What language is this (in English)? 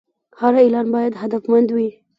Pashto